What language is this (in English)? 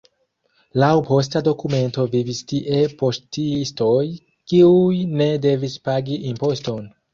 Esperanto